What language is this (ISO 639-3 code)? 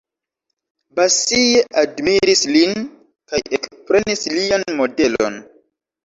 epo